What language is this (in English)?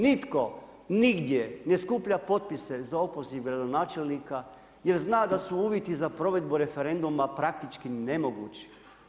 Croatian